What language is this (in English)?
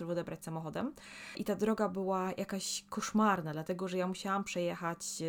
Polish